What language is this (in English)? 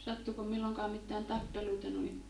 Finnish